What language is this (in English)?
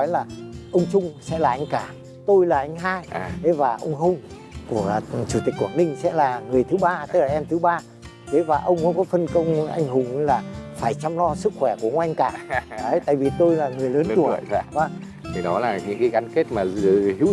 Vietnamese